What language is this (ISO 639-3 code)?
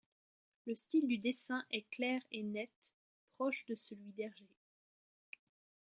fra